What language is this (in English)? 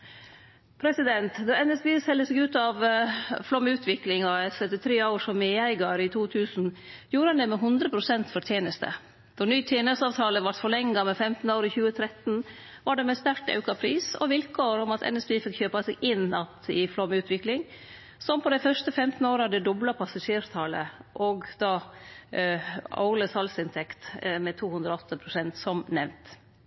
Norwegian Nynorsk